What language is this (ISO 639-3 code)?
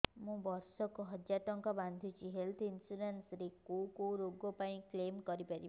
ori